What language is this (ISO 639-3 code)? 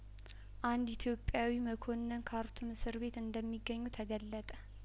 amh